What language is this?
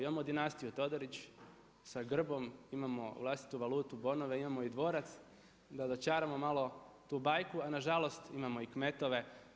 Croatian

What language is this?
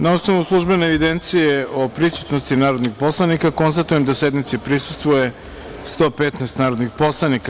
Serbian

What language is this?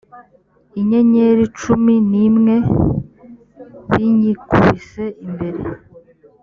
Kinyarwanda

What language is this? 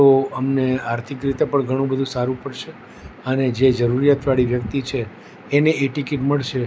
Gujarati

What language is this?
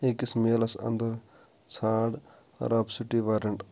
Kashmiri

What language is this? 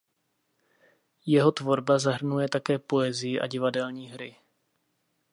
Czech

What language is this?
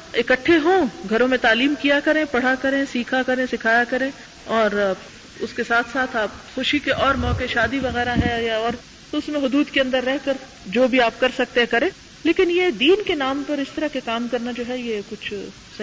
Urdu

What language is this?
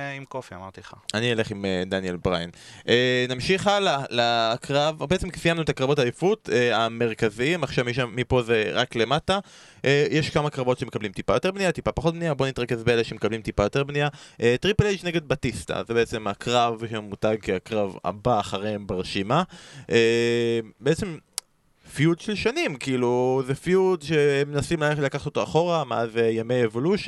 Hebrew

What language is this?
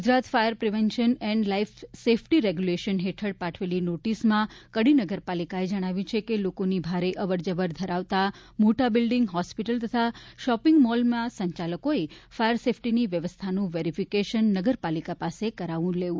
Gujarati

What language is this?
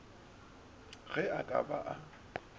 Northern Sotho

